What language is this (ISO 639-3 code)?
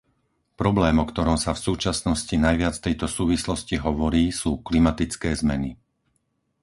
slk